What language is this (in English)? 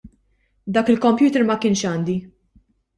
Maltese